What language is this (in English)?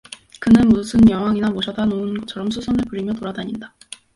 Korean